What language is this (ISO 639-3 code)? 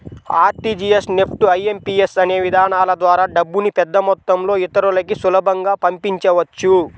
tel